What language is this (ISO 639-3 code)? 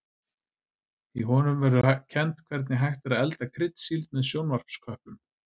isl